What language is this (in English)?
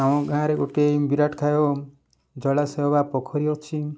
Odia